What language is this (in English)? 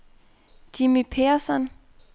Danish